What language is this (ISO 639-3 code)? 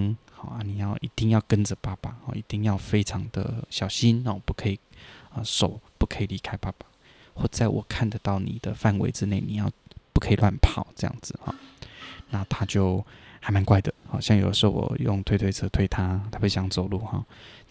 zho